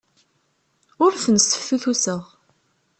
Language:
Kabyle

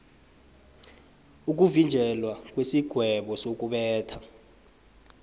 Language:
South Ndebele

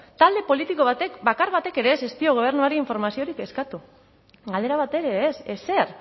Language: Basque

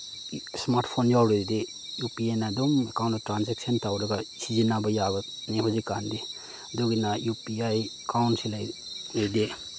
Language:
Manipuri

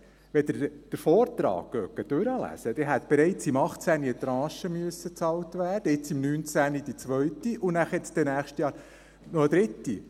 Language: Swiss German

